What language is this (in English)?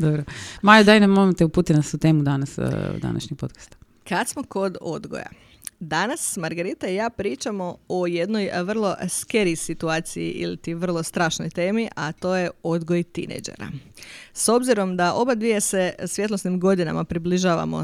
Croatian